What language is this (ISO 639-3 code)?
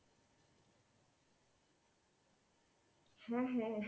ben